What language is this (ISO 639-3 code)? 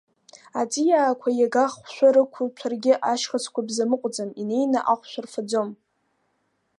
abk